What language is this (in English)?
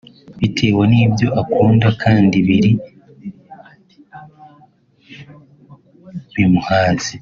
Kinyarwanda